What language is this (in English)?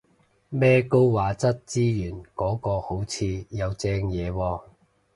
Cantonese